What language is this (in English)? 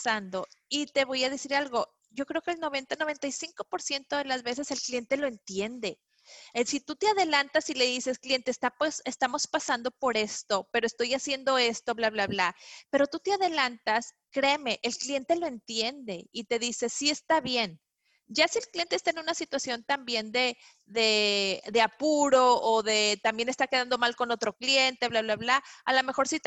Spanish